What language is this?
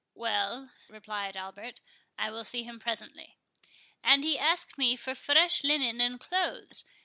English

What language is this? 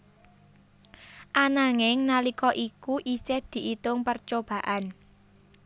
Javanese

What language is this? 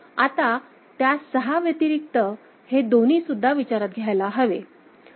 Marathi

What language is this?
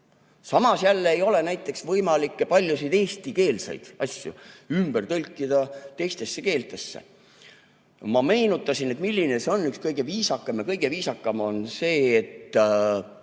Estonian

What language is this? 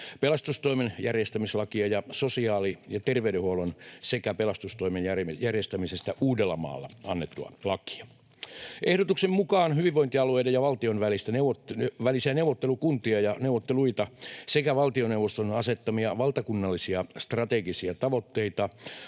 Finnish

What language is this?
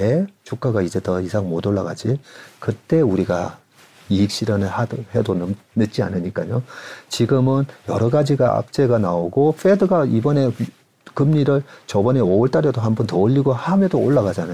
Korean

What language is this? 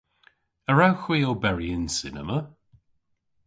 Cornish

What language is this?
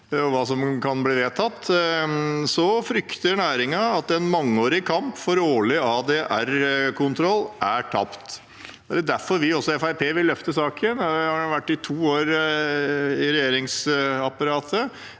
Norwegian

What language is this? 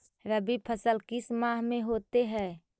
Magahi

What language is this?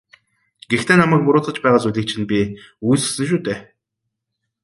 Mongolian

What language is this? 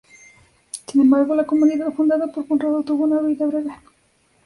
Spanish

